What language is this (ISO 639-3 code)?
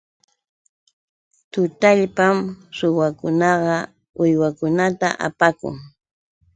qux